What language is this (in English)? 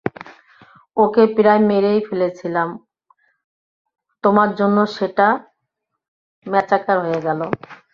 Bangla